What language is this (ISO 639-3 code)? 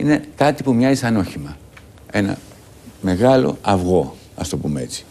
ell